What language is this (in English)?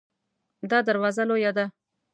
Pashto